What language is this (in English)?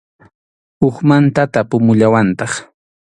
Arequipa-La Unión Quechua